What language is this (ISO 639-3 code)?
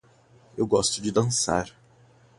por